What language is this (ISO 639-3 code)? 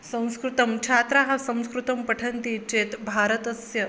san